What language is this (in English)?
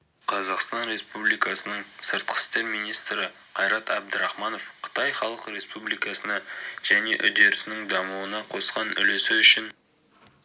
Kazakh